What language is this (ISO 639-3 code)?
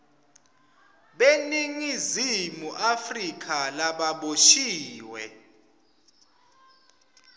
ssw